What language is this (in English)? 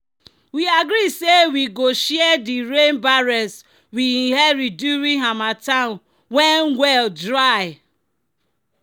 Nigerian Pidgin